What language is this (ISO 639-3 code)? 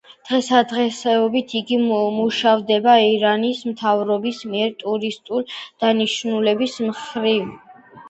kat